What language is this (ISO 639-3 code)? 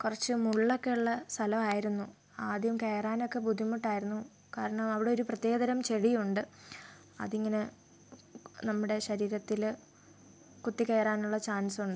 mal